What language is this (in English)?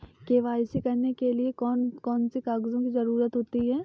Hindi